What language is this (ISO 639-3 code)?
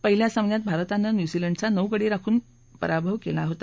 mar